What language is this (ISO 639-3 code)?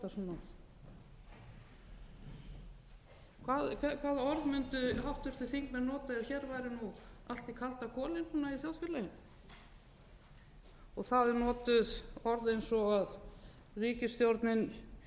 isl